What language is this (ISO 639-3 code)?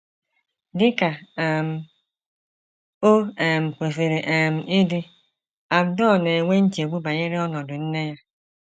ibo